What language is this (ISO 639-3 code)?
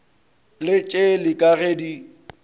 nso